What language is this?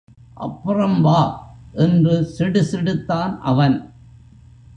Tamil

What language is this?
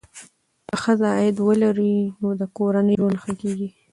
Pashto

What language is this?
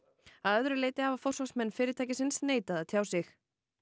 Icelandic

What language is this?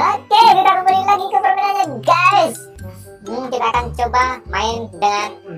Indonesian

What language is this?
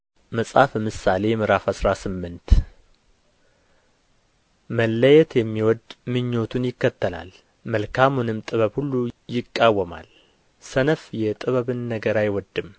Amharic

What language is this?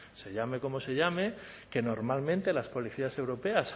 Spanish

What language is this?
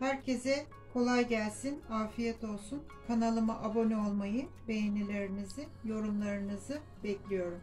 Turkish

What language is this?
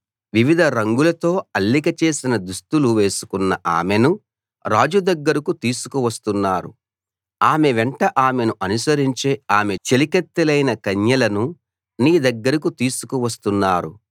Telugu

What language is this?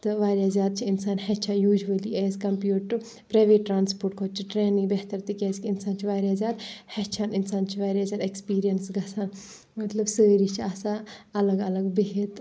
Kashmiri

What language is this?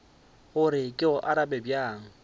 Northern Sotho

